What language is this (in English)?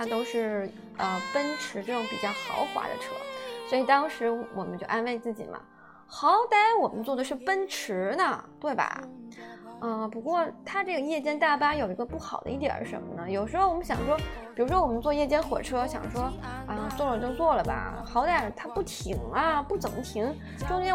Chinese